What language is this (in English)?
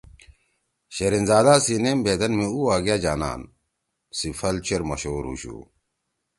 Torwali